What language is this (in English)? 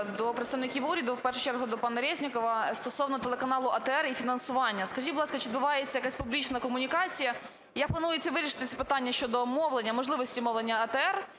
Ukrainian